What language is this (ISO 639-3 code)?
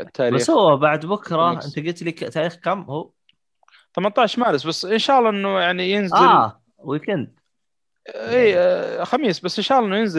ara